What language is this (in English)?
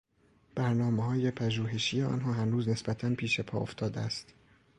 Persian